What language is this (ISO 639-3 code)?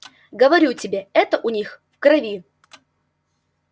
rus